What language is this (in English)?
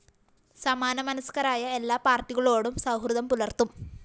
Malayalam